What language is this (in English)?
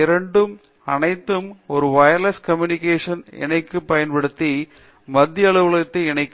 Tamil